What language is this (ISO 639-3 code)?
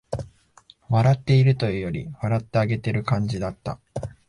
jpn